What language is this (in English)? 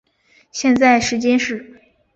Chinese